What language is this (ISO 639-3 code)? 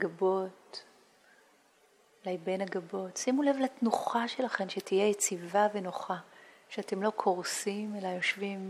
heb